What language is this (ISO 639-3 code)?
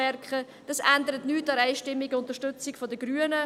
gsw